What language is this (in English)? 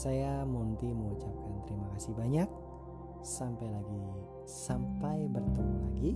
Indonesian